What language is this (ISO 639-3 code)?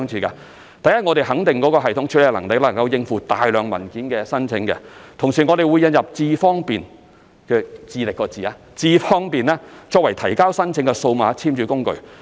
yue